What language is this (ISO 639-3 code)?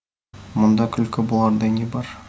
kaz